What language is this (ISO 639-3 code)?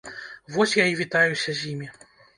bel